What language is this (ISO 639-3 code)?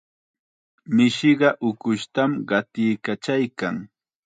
qxa